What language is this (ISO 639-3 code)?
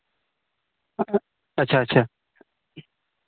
sat